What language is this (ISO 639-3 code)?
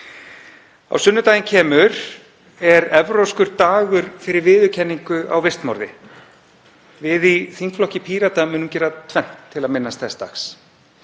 isl